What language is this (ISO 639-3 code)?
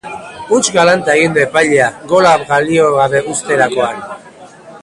eus